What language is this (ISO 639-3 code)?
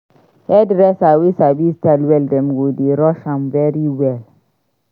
pcm